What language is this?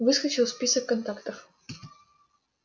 Russian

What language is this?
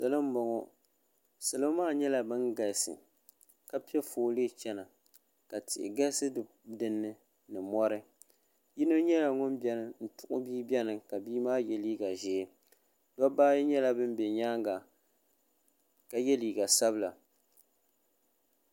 Dagbani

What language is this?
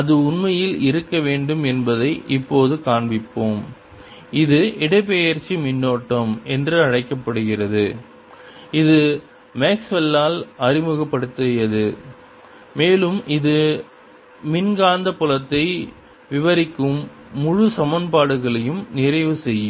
Tamil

